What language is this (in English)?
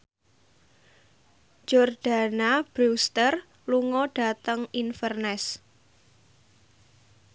Javanese